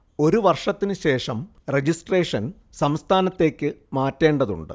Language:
Malayalam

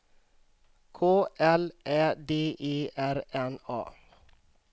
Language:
Swedish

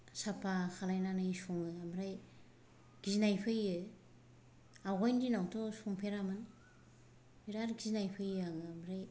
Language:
Bodo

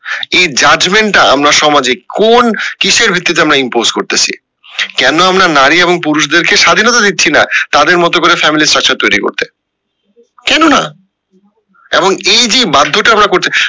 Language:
Bangla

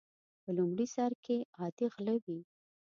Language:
Pashto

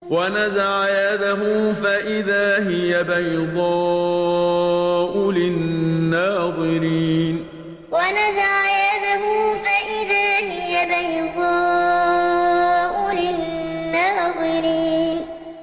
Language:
Arabic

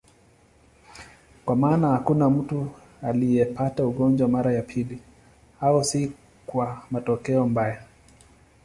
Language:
Swahili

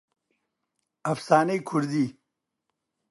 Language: Central Kurdish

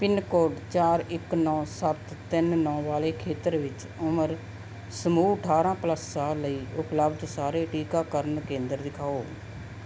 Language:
Punjabi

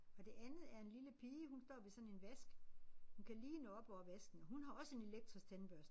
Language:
Danish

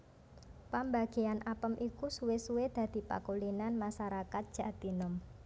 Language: Javanese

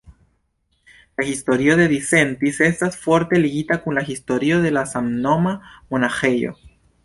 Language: Esperanto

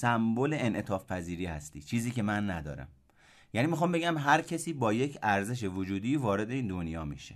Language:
Persian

